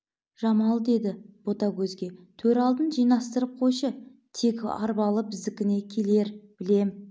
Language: Kazakh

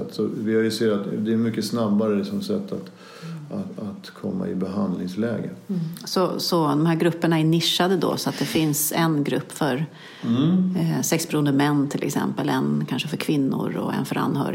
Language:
Swedish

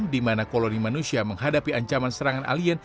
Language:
Indonesian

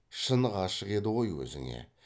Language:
Kazakh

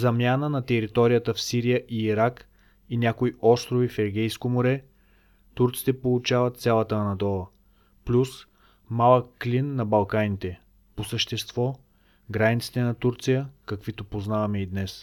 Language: Bulgarian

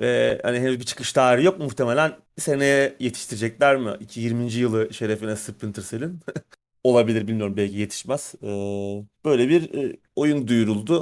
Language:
Turkish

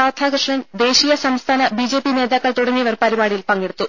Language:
Malayalam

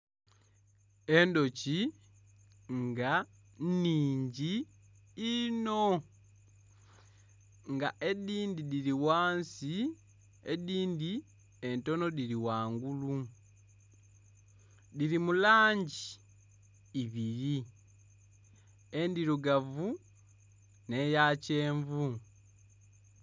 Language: Soga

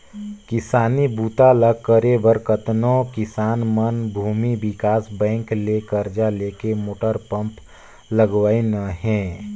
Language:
Chhattisgarhi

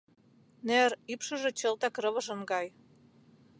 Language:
Mari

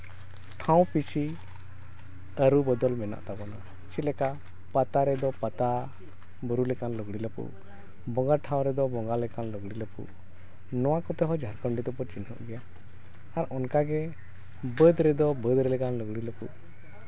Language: Santali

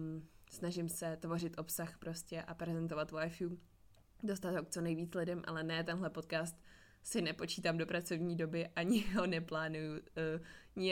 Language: Czech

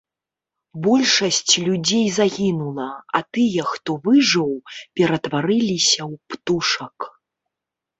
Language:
Belarusian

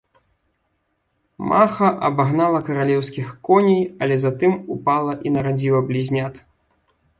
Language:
Belarusian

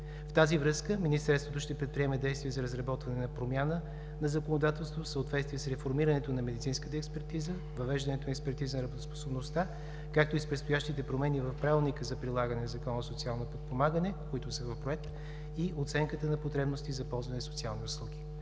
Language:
Bulgarian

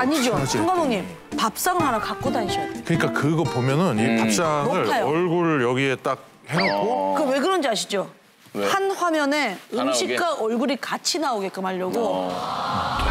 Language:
Korean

